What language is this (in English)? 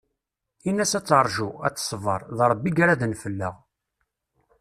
Kabyle